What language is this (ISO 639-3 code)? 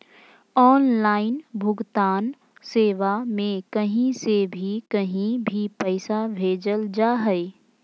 mag